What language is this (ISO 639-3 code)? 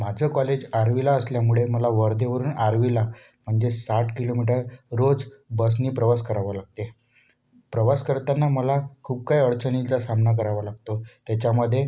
mar